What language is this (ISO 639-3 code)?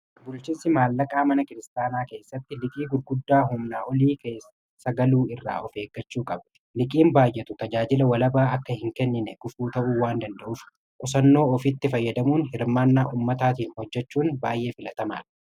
orm